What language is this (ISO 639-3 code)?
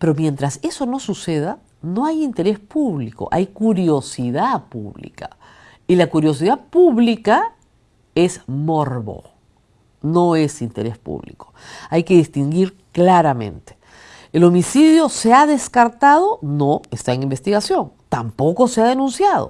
spa